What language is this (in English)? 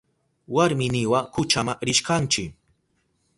Southern Pastaza Quechua